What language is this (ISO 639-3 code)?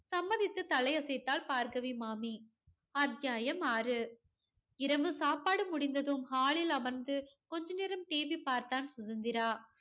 tam